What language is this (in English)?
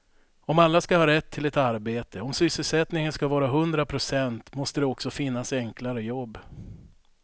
Swedish